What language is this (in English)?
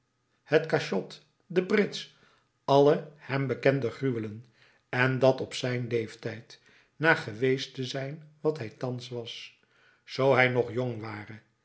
Dutch